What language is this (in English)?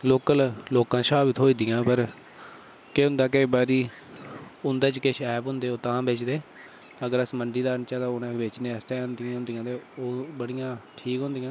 Dogri